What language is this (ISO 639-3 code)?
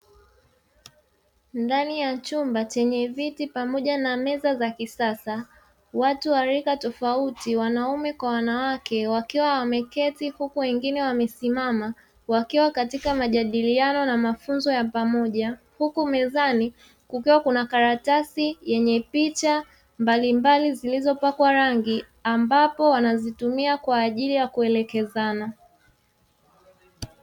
swa